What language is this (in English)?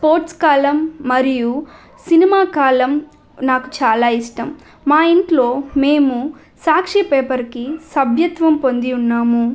Telugu